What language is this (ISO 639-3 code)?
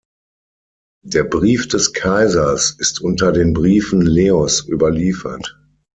deu